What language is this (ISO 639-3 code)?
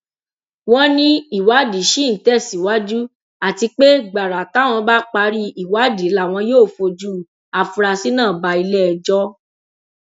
yor